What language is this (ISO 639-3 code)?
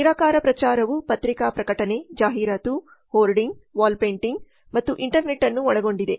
kan